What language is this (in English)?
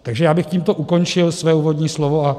Czech